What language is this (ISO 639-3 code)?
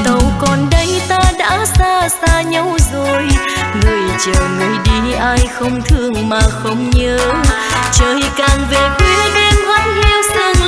vie